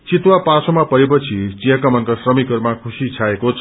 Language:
Nepali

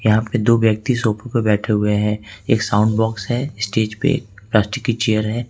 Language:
Hindi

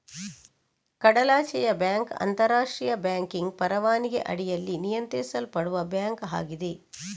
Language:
Kannada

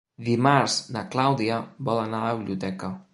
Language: Catalan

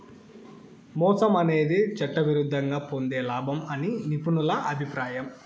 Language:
Telugu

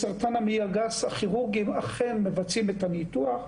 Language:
Hebrew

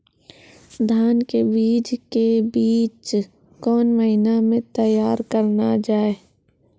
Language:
Maithili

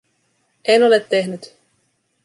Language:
Finnish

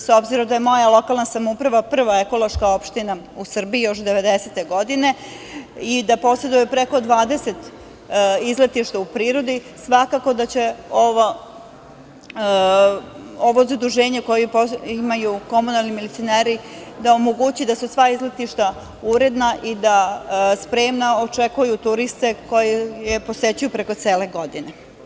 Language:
Serbian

